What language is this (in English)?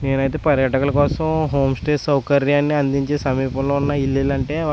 Telugu